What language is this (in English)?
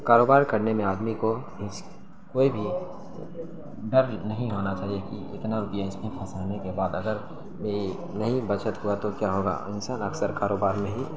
Urdu